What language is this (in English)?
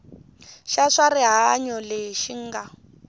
Tsonga